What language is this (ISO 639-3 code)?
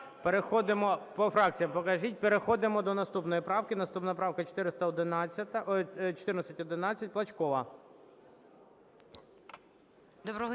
ukr